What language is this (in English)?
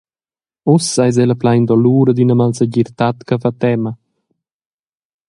Romansh